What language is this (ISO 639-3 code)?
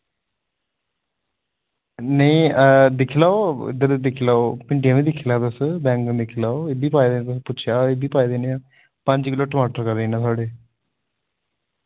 doi